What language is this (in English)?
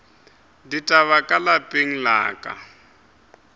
Northern Sotho